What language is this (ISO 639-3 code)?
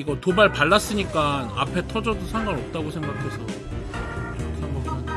kor